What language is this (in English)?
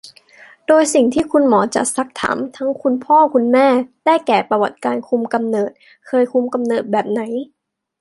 Thai